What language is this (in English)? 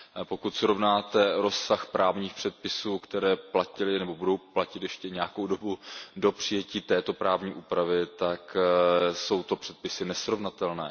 Czech